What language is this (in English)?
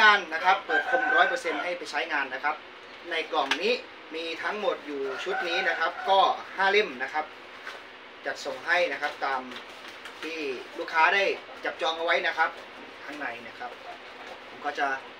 Thai